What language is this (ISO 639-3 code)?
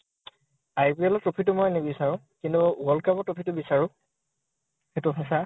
asm